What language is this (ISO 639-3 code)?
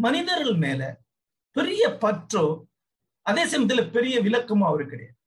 tam